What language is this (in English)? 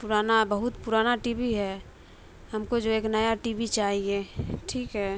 Urdu